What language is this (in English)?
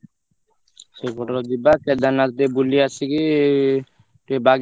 Odia